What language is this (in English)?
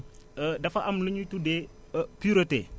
Wolof